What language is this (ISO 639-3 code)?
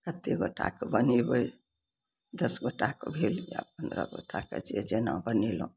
mai